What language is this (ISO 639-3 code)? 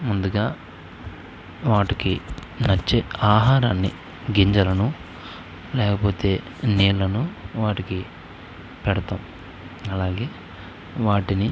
tel